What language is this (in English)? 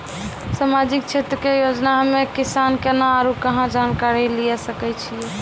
Maithili